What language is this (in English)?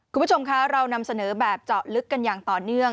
Thai